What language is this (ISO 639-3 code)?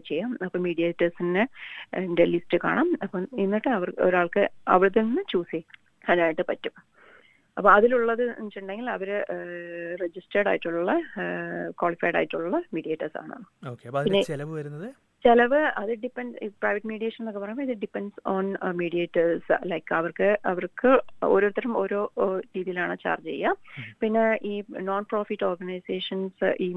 mal